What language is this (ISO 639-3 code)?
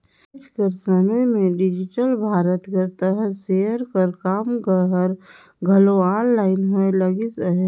hne